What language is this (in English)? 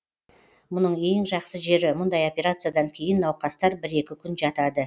Kazakh